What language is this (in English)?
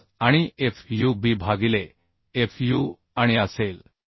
Marathi